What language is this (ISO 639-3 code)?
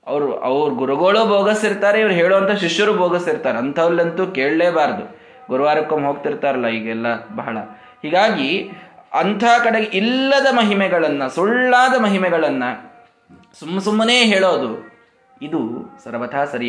kan